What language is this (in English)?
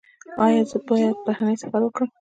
Pashto